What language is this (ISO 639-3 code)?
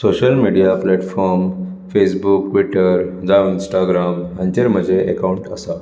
kok